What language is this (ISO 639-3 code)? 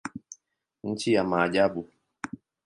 swa